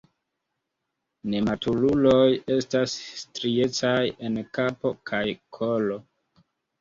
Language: Esperanto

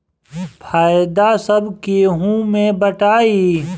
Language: Bhojpuri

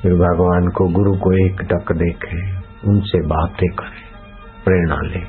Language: Hindi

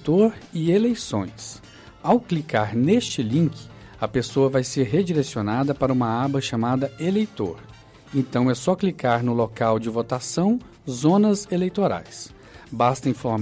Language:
Portuguese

